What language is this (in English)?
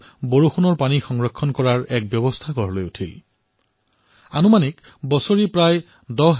Assamese